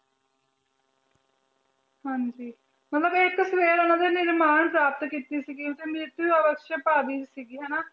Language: Punjabi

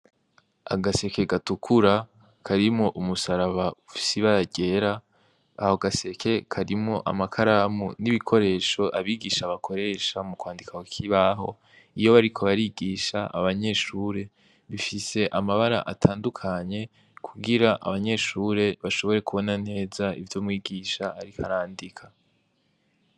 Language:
Rundi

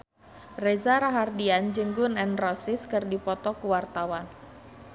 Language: Sundanese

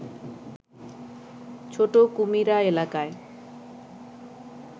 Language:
Bangla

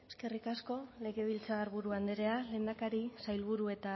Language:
Basque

